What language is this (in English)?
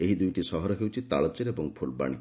Odia